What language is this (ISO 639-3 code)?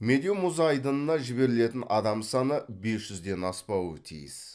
kaz